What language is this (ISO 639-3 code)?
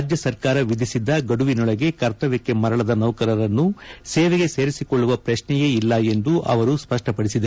kan